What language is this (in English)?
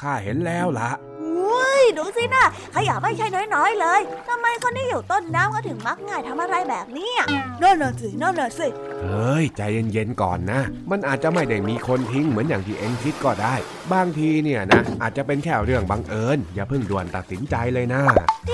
Thai